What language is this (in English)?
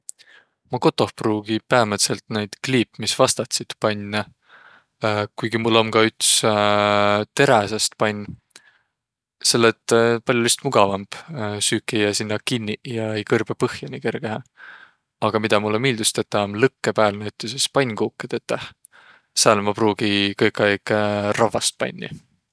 Võro